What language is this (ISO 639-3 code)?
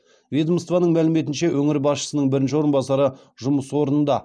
kaz